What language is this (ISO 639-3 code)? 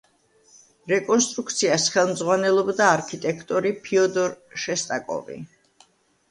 kat